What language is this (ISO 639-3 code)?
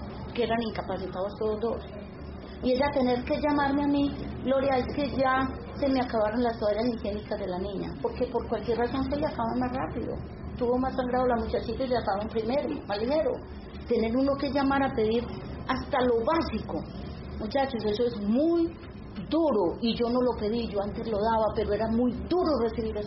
spa